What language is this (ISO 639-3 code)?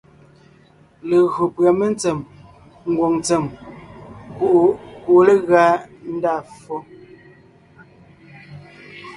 nnh